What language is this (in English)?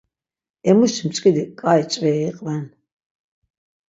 Laz